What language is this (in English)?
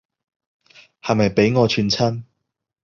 Cantonese